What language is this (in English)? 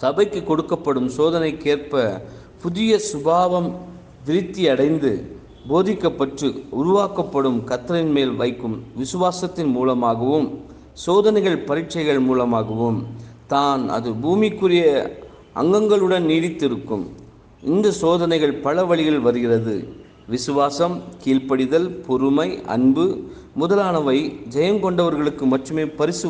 Korean